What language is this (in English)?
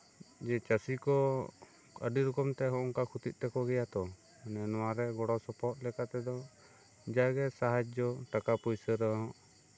Santali